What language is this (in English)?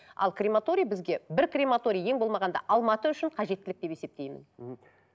Kazakh